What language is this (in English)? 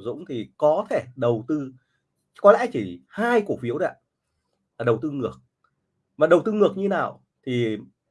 Vietnamese